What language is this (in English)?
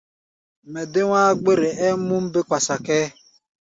Gbaya